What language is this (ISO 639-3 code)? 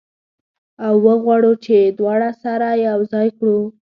pus